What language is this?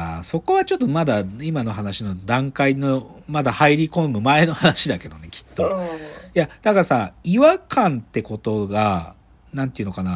Japanese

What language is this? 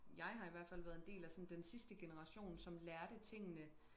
Danish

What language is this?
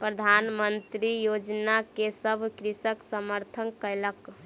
Maithili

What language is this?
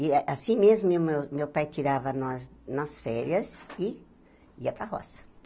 Portuguese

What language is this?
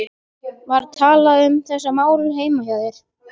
Icelandic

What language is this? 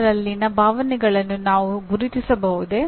Kannada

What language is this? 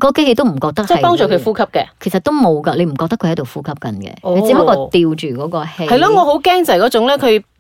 Chinese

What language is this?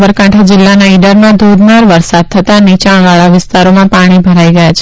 Gujarati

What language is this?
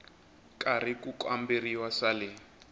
Tsonga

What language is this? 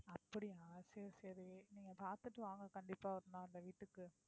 Tamil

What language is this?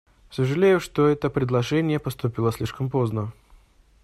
Russian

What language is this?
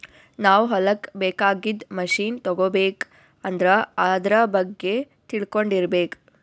Kannada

